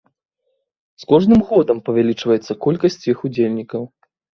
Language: Belarusian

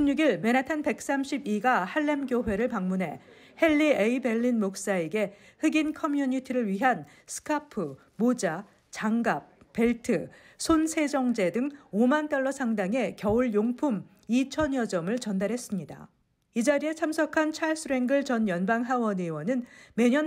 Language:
Korean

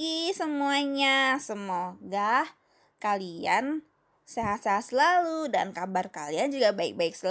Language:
Indonesian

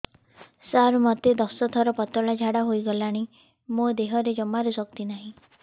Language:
Odia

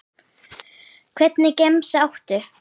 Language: Icelandic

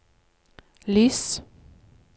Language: Norwegian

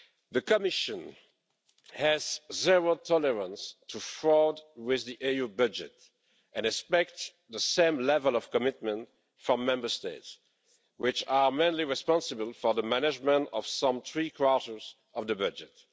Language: English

